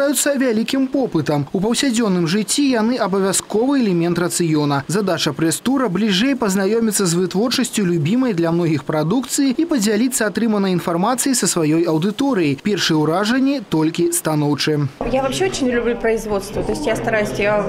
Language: Russian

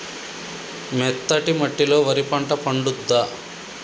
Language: Telugu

